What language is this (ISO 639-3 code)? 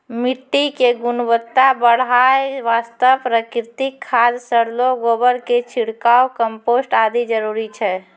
mai